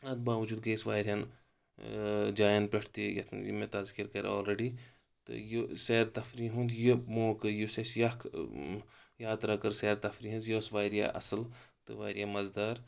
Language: Kashmiri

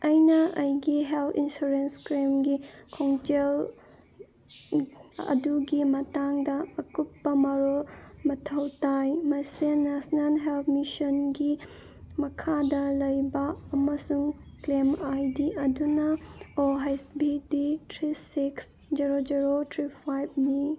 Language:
Manipuri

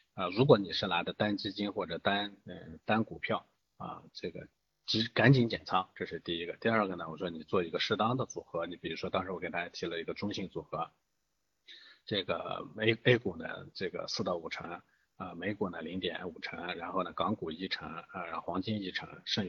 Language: Chinese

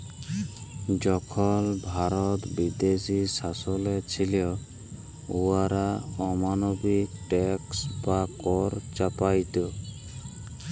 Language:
Bangla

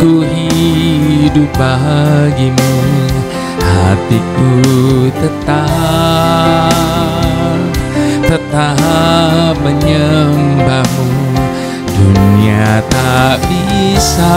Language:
Indonesian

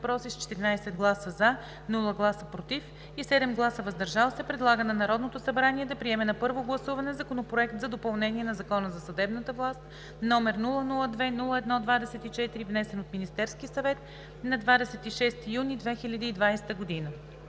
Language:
Bulgarian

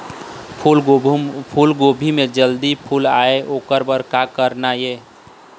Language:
Chhattisgarhi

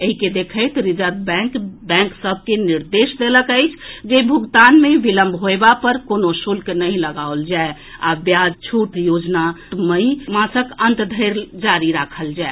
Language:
Maithili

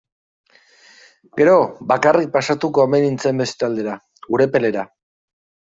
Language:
Basque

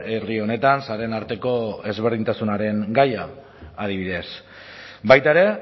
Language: Basque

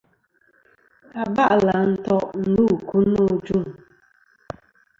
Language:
Kom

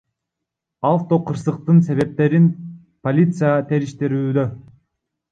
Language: Kyrgyz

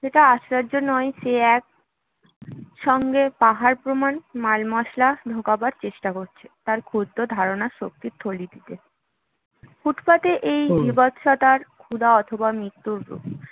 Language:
Bangla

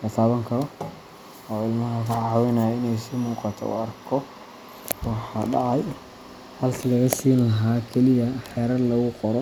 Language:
Somali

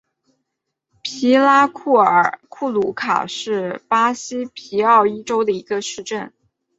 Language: Chinese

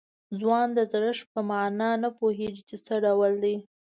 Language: Pashto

